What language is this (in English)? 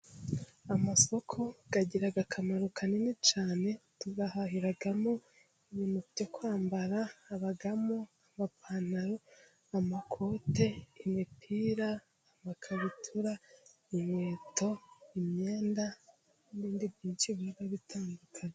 Kinyarwanda